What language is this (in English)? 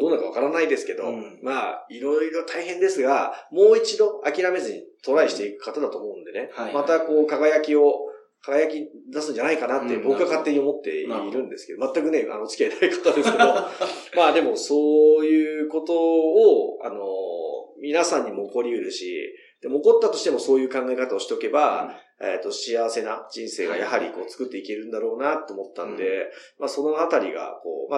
Japanese